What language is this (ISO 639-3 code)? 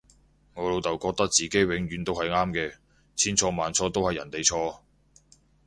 yue